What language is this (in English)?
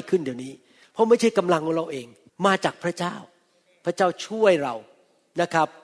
Thai